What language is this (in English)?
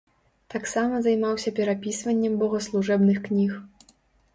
Belarusian